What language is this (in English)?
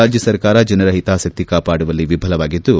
Kannada